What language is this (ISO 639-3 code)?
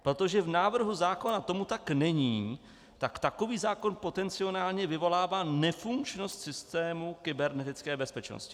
ces